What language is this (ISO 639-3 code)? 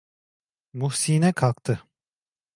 tur